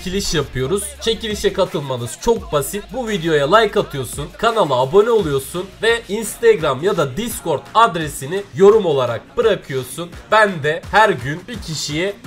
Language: Turkish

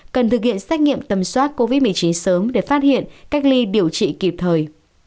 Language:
Vietnamese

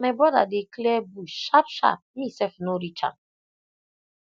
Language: Nigerian Pidgin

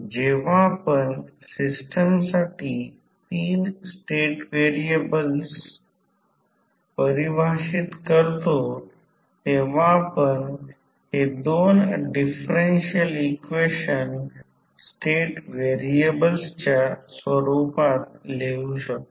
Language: Marathi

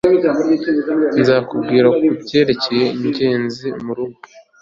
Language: Kinyarwanda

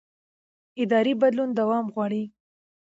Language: Pashto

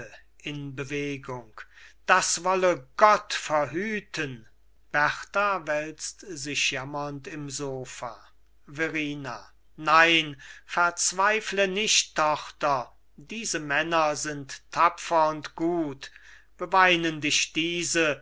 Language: German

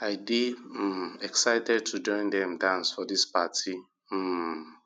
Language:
Nigerian Pidgin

